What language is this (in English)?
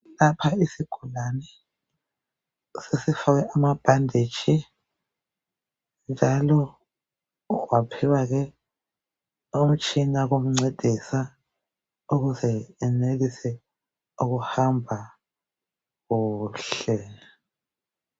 North Ndebele